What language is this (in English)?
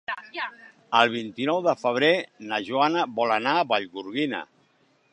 Catalan